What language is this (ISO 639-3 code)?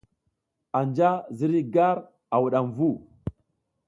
giz